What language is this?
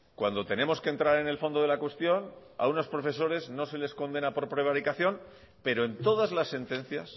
Spanish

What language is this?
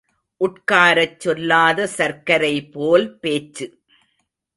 Tamil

